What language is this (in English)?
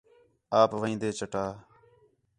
Khetrani